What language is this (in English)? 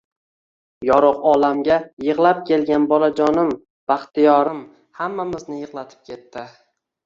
Uzbek